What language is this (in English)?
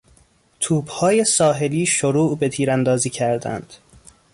Persian